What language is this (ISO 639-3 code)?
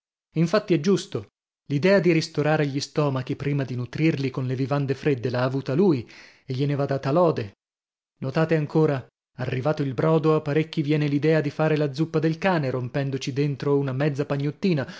ita